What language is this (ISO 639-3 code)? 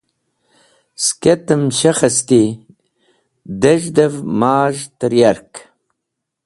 wbl